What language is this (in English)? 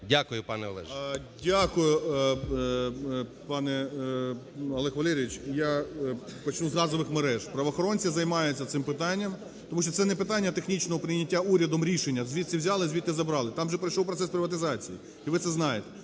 Ukrainian